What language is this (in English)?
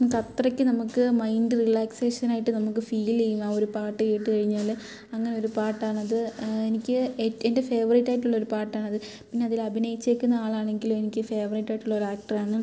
Malayalam